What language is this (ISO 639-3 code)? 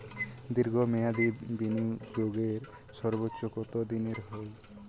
ben